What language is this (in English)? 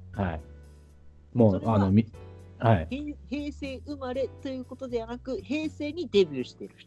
Japanese